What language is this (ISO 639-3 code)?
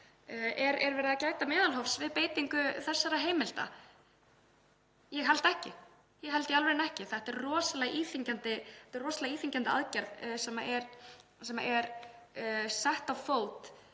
isl